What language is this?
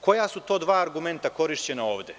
Serbian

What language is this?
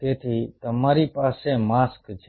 Gujarati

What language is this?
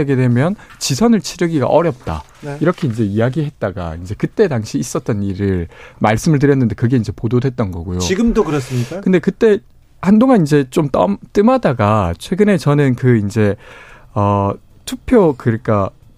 Korean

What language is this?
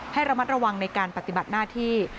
Thai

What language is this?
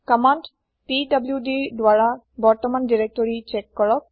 Assamese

